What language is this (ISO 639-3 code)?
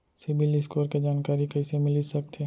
hne